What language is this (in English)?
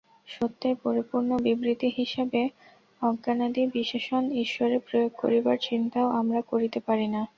Bangla